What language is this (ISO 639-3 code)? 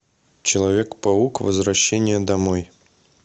rus